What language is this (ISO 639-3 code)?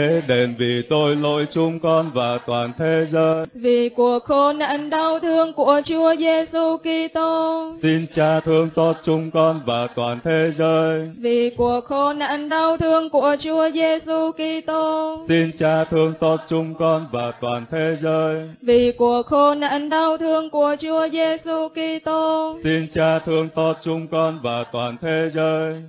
vie